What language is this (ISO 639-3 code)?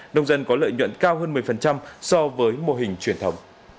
vie